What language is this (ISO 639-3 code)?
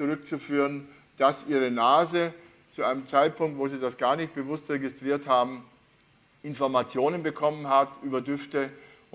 deu